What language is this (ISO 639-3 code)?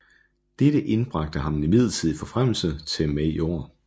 dan